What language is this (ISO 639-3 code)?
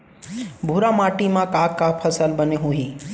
hne